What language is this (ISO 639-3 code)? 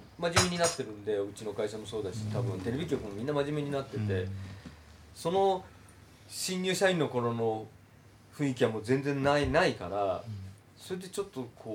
jpn